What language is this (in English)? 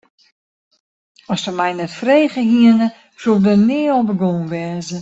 Western Frisian